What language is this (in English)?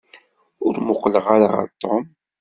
Kabyle